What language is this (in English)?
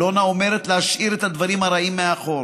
Hebrew